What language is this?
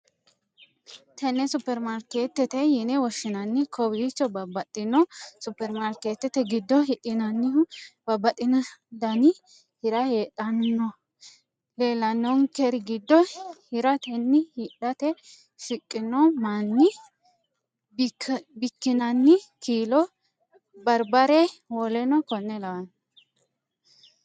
Sidamo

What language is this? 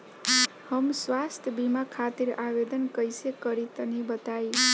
Bhojpuri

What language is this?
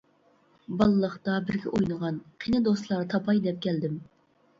Uyghur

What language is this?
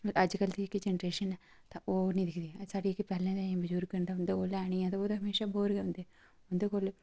Dogri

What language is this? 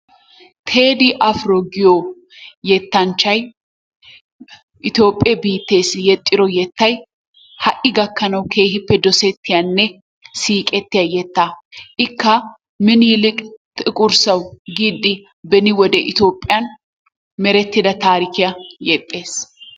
Wolaytta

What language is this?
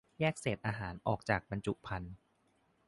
Thai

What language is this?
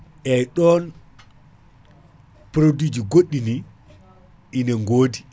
Fula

